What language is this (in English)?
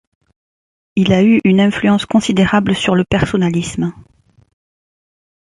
French